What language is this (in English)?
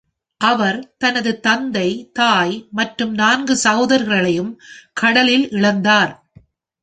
Tamil